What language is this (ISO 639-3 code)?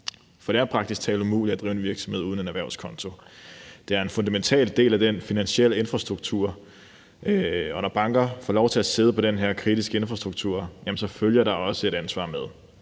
dan